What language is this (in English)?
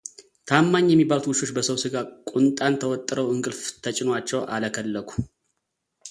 Amharic